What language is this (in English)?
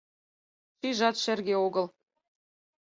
Mari